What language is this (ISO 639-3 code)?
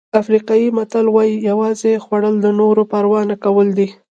pus